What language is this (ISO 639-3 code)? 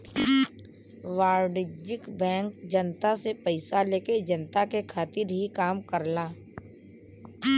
bho